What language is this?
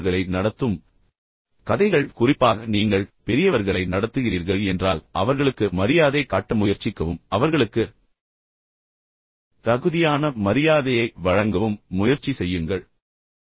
Tamil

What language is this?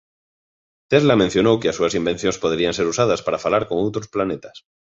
Galician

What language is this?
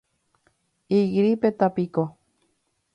Guarani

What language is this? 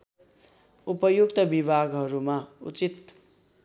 Nepali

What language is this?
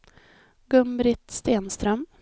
Swedish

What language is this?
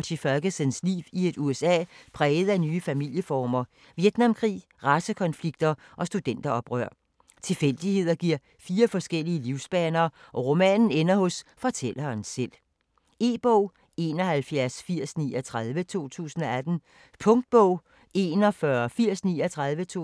Danish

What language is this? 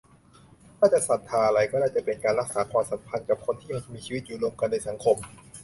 Thai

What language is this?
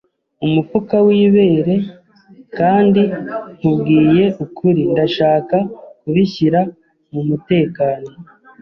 Kinyarwanda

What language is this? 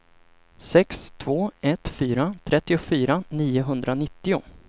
Swedish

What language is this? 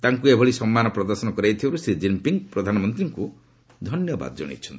Odia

